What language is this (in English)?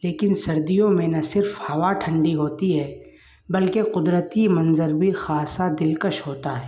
Urdu